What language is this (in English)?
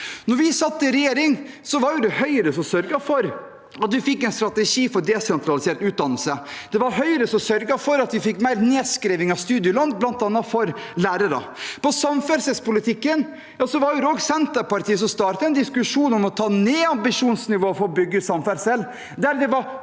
Norwegian